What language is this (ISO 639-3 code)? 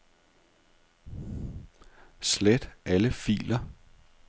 dan